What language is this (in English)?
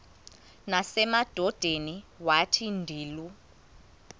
Xhosa